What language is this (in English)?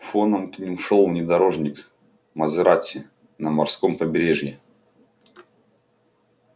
Russian